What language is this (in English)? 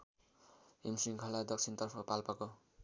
Nepali